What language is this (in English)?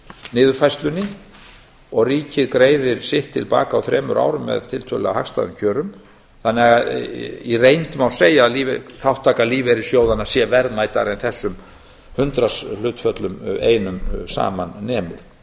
Icelandic